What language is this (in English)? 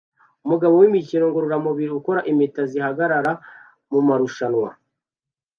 Kinyarwanda